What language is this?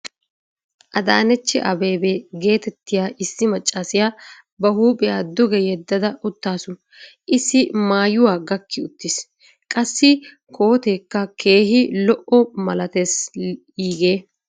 Wolaytta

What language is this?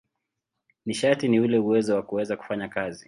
Swahili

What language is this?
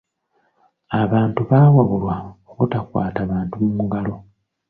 Ganda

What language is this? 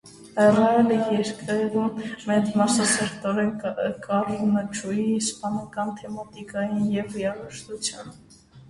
Armenian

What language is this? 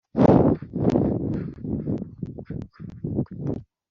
Kinyarwanda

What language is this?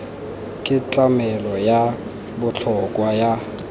Tswana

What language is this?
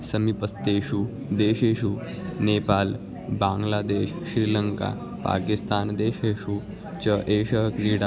Sanskrit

